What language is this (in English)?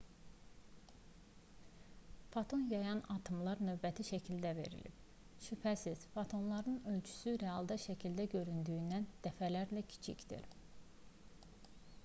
Azerbaijani